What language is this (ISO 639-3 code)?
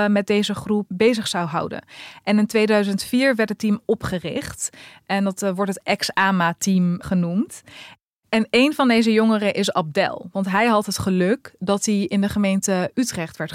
nld